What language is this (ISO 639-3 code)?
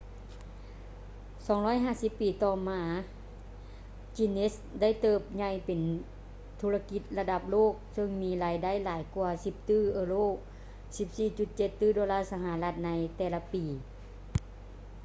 lao